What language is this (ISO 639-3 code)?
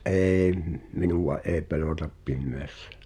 fin